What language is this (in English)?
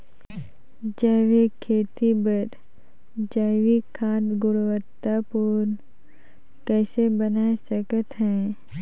Chhattisgarhi